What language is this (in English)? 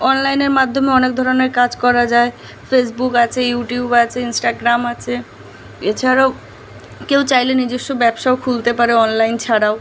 Bangla